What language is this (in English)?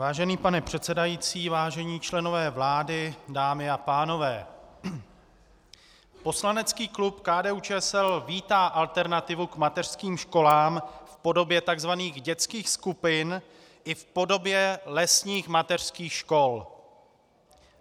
Czech